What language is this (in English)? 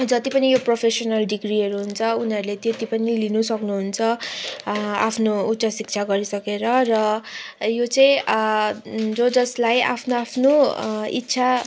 Nepali